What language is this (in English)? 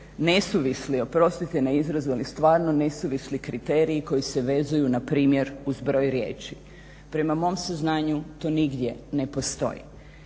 Croatian